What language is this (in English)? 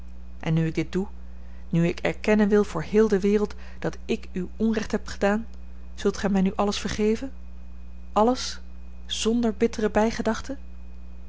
Dutch